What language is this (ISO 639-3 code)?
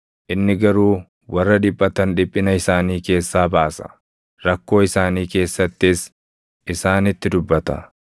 orm